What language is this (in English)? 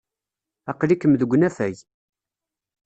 Kabyle